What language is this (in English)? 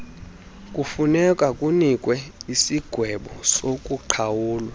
Xhosa